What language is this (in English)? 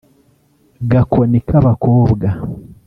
Kinyarwanda